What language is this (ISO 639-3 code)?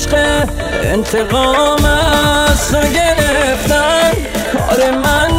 fas